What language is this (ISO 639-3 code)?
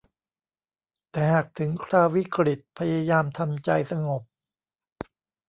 tha